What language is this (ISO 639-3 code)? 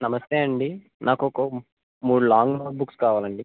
tel